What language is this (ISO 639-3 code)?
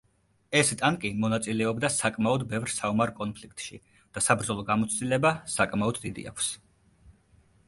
kat